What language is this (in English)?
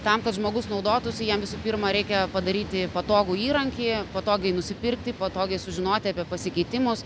Lithuanian